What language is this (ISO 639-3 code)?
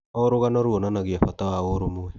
kik